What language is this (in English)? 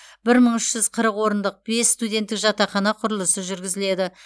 Kazakh